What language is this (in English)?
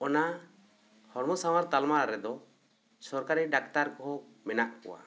Santali